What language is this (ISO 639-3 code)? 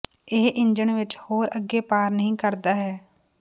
pan